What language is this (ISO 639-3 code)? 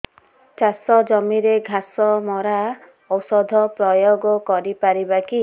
ori